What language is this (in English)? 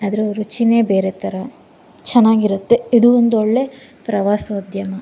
Kannada